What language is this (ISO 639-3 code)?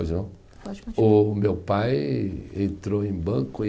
por